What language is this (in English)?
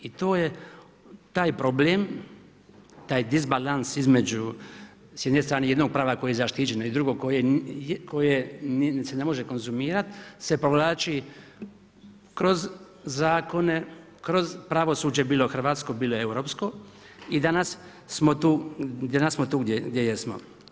Croatian